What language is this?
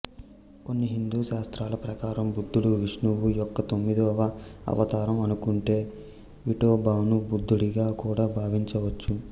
Telugu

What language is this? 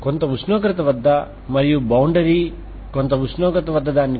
Telugu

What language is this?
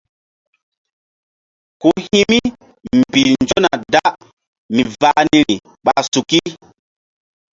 Mbum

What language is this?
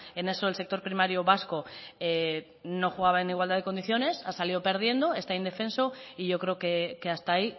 Spanish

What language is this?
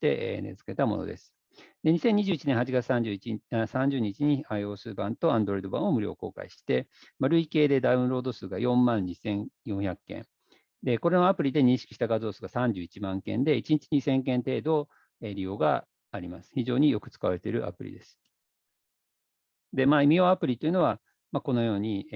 Japanese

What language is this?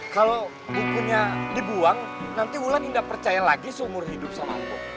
Indonesian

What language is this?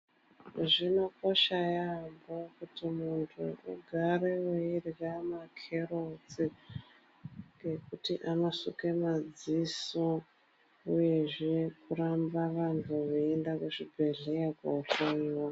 Ndau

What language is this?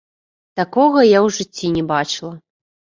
Belarusian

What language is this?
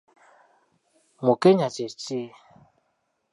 Ganda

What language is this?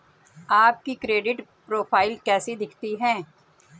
Hindi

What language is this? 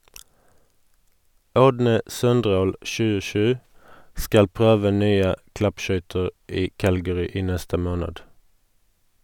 Norwegian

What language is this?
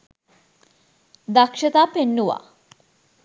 Sinhala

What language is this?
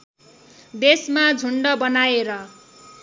Nepali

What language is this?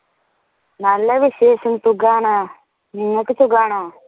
Malayalam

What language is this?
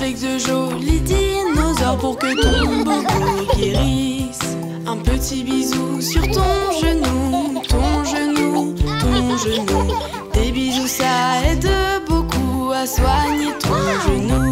French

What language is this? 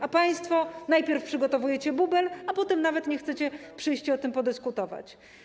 Polish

